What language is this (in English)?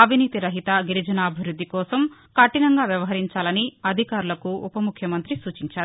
Telugu